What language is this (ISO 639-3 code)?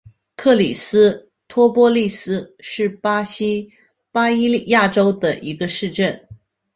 zho